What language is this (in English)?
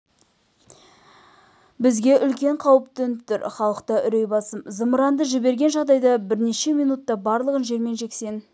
Kazakh